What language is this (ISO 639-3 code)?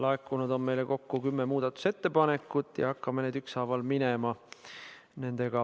est